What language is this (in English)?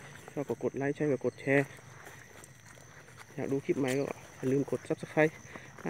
Thai